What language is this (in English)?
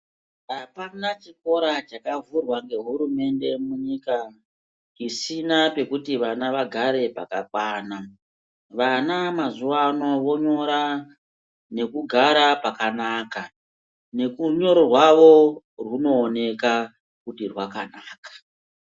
Ndau